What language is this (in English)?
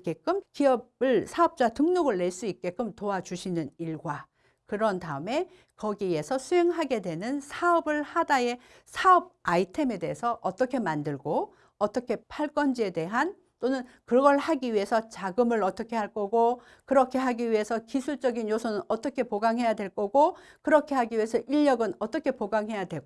Korean